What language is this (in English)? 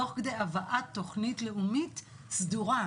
Hebrew